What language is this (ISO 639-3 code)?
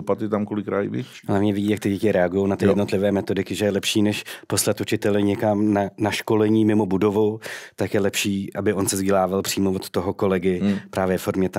ces